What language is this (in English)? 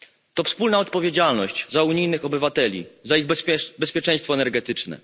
Polish